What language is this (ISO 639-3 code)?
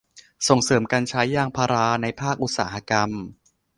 tha